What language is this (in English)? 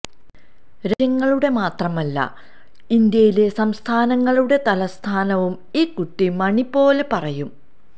Malayalam